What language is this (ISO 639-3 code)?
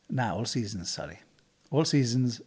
cym